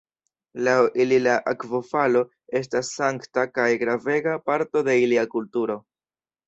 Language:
Esperanto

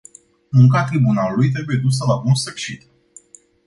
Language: Romanian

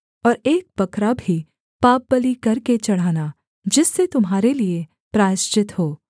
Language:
Hindi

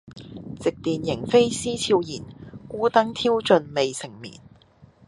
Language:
Cantonese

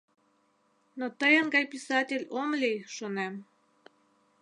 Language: Mari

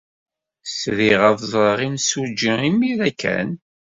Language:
Kabyle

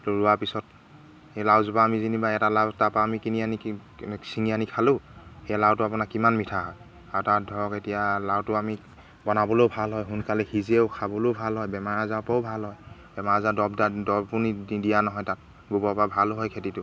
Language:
Assamese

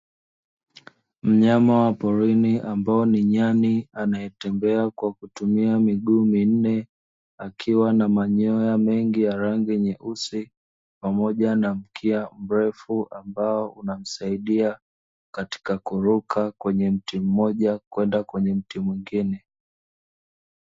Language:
Swahili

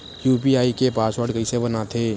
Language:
Chhattisgarhi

